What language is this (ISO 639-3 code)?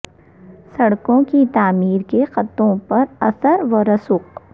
urd